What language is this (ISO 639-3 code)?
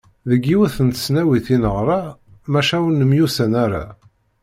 kab